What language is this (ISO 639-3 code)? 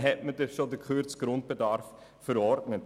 gsw